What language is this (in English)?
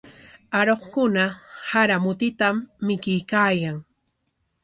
Corongo Ancash Quechua